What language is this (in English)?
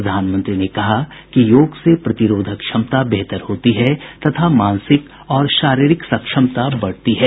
Hindi